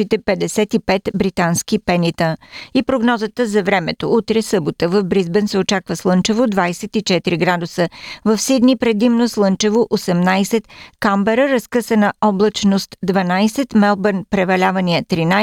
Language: Bulgarian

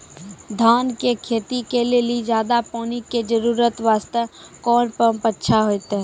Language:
Maithili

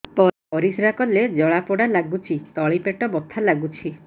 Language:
Odia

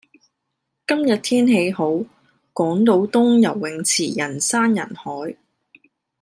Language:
Cantonese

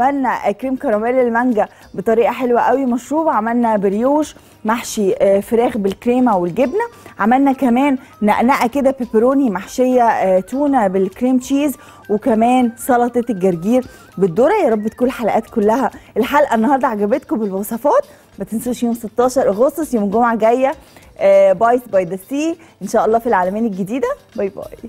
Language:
Arabic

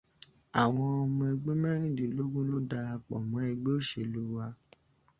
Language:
Yoruba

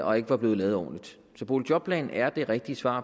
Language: Danish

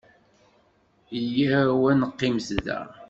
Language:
Kabyle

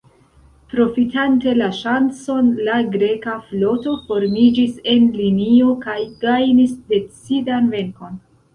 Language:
Esperanto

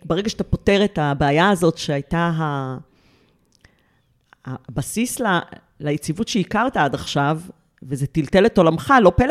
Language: Hebrew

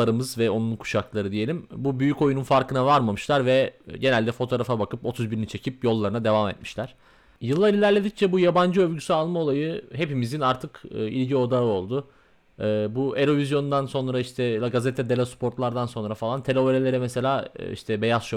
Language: Turkish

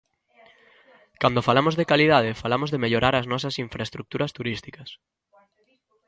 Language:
Galician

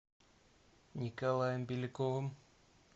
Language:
Russian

